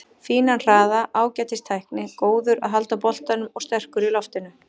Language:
Icelandic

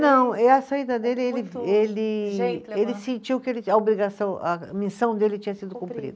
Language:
Portuguese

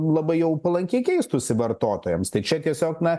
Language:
Lithuanian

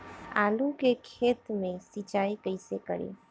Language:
Bhojpuri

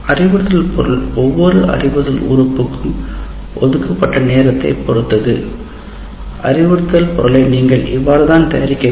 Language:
Tamil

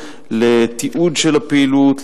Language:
Hebrew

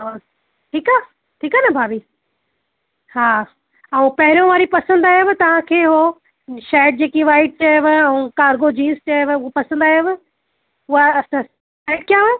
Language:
Sindhi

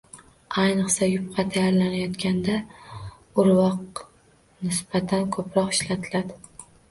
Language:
Uzbek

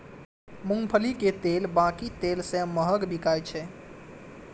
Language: Maithili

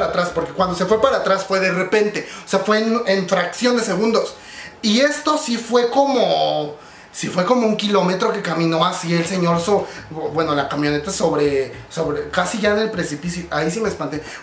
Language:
Spanish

